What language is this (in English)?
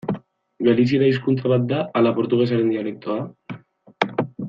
Basque